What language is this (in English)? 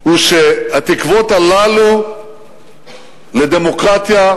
Hebrew